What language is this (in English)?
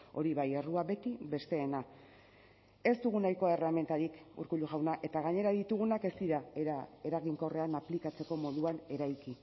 Basque